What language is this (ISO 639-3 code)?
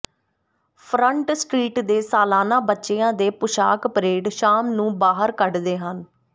pan